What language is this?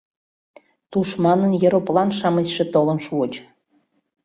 Mari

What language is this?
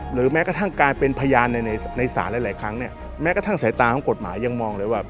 Thai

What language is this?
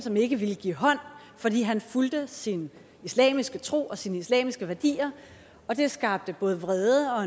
Danish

